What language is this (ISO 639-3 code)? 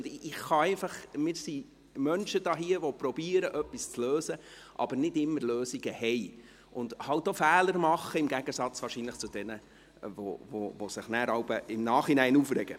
gsw